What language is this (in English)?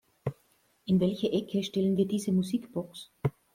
German